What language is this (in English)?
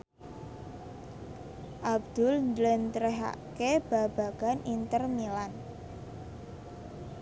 Javanese